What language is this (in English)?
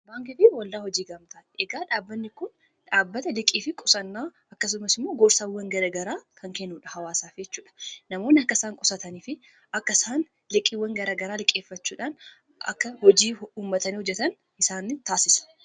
Oromo